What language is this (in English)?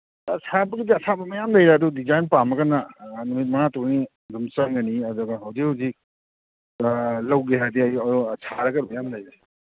Manipuri